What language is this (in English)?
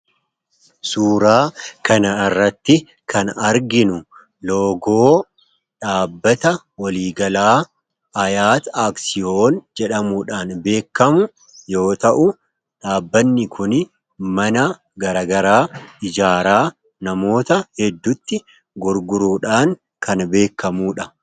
Oromo